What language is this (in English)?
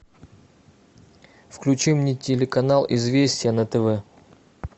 Russian